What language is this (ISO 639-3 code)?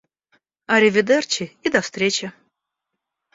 rus